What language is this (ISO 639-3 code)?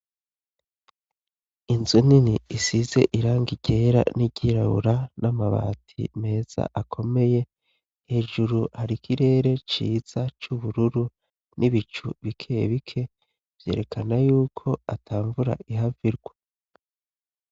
run